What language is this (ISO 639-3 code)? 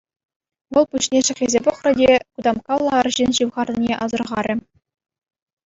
chv